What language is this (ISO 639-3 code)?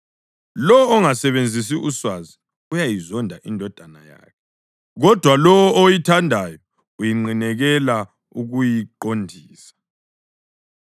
nde